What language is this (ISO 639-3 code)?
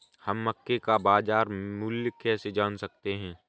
hin